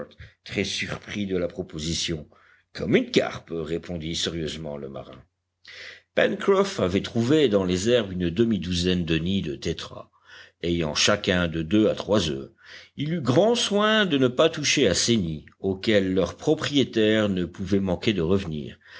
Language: French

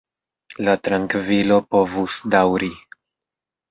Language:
Esperanto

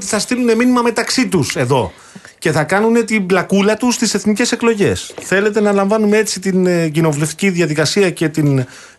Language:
Greek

